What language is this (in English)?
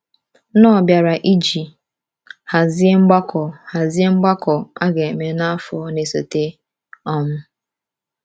Igbo